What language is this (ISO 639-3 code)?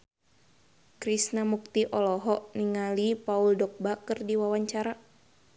sun